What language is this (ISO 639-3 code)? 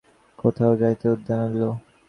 ben